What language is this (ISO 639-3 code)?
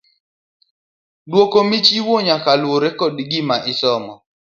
luo